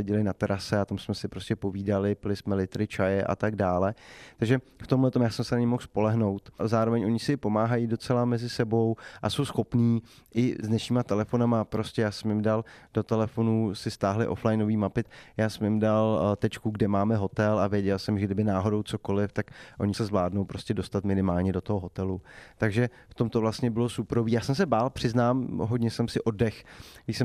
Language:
Czech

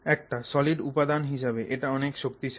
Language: Bangla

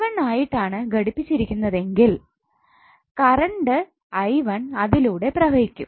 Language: Malayalam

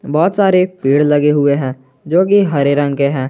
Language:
Hindi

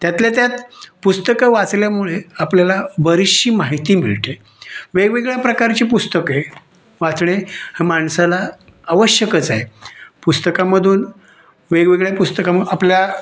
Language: Marathi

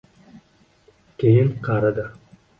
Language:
Uzbek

